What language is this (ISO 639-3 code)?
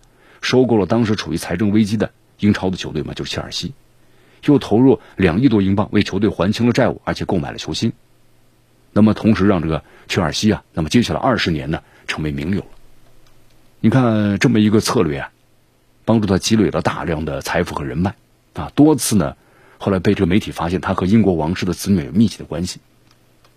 zho